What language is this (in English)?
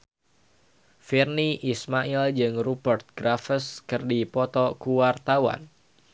Sundanese